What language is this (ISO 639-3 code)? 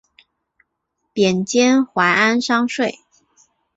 zho